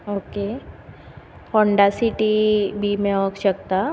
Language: Konkani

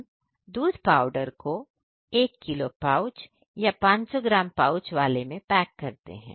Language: Hindi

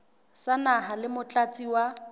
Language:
Southern Sotho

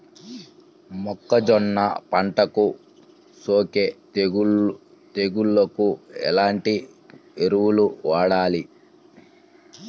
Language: Telugu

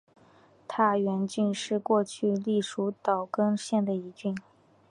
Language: Chinese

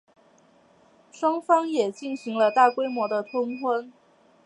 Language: Chinese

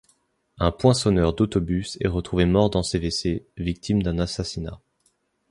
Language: French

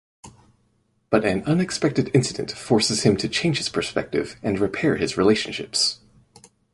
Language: English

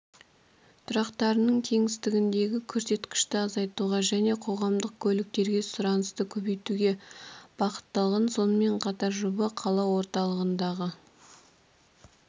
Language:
Kazakh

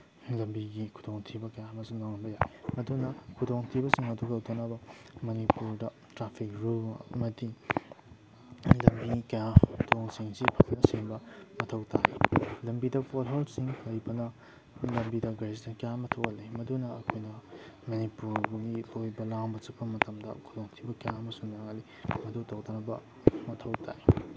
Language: Manipuri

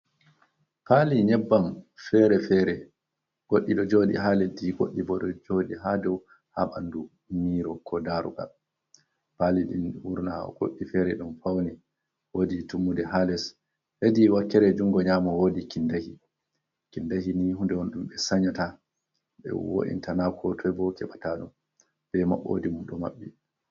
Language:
Fula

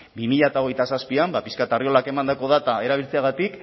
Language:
Basque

